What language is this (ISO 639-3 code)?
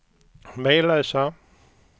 swe